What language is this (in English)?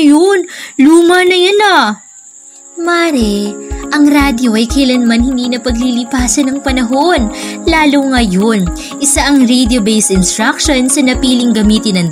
Filipino